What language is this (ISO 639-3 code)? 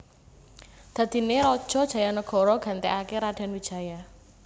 jav